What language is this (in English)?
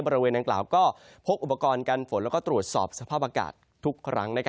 Thai